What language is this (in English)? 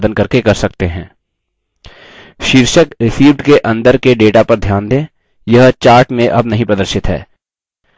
Hindi